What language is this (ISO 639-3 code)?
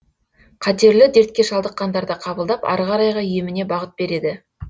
kaz